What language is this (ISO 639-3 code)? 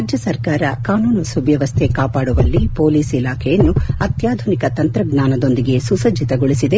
kan